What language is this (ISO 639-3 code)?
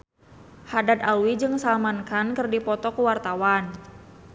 sun